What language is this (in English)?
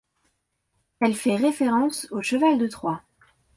French